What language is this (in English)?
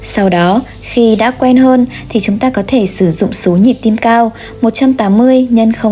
Vietnamese